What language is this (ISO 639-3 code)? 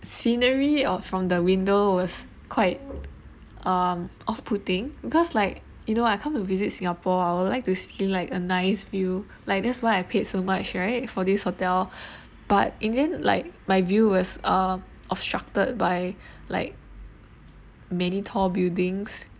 eng